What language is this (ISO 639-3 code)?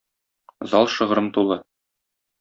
tat